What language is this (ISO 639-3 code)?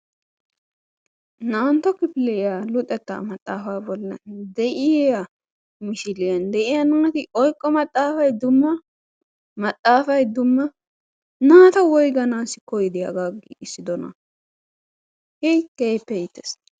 wal